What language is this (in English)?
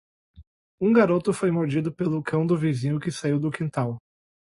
Portuguese